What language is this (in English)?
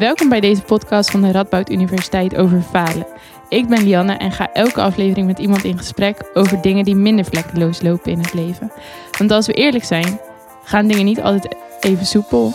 Dutch